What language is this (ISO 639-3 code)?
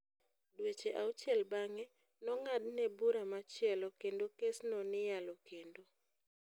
luo